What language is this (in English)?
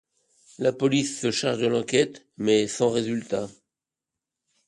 French